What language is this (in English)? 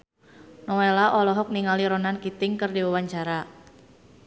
Sundanese